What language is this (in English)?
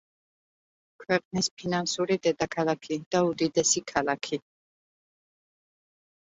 Georgian